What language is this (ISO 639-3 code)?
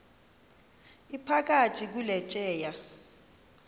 xho